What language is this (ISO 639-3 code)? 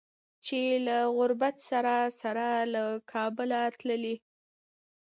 pus